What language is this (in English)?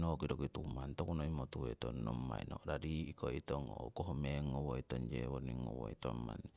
Siwai